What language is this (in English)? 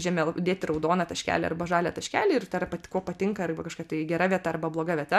Lithuanian